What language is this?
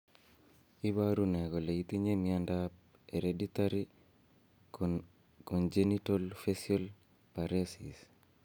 Kalenjin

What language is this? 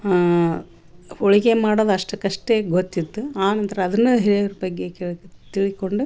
Kannada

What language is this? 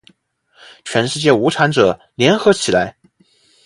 Chinese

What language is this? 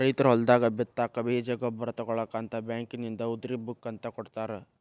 Kannada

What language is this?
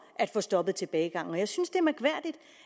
Danish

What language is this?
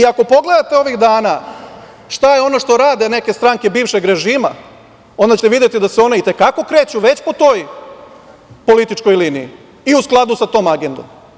Serbian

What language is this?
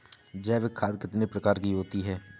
Hindi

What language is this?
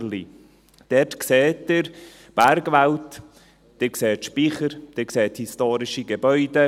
Swiss German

